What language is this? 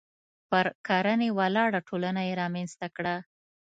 Pashto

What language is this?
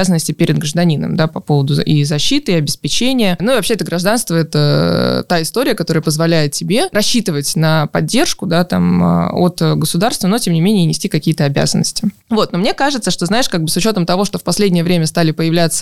Russian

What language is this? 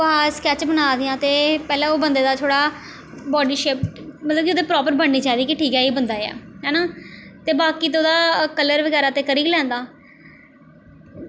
Dogri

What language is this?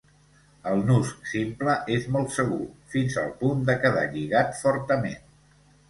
Catalan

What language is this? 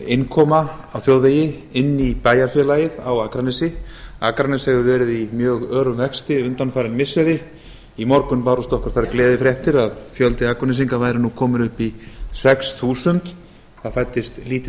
Icelandic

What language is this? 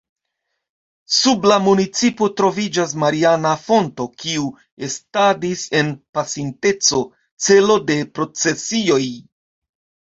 Esperanto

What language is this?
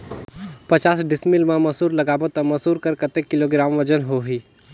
Chhattisgarhi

